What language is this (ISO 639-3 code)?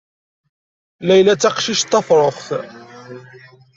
kab